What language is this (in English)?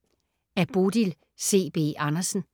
Danish